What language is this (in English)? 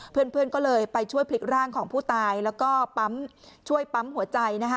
Thai